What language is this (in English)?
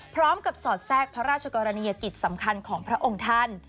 Thai